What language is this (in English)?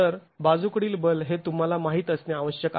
Marathi